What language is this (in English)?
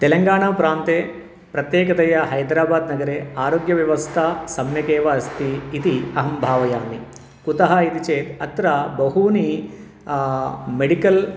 Sanskrit